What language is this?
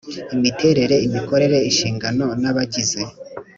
Kinyarwanda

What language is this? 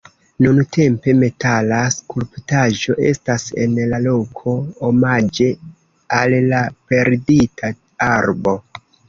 Esperanto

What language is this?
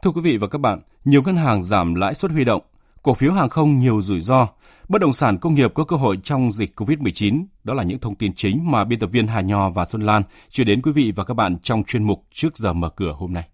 Vietnamese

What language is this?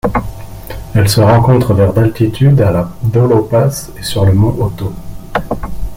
French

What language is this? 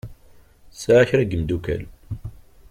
Kabyle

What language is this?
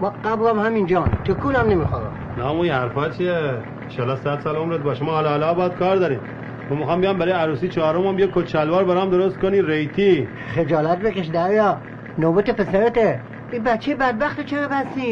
Persian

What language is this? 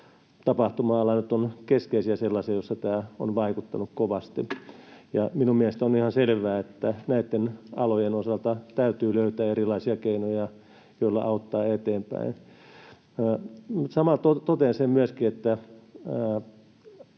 Finnish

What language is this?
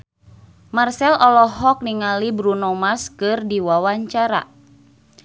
Sundanese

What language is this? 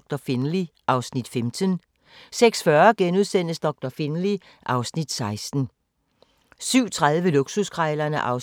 Danish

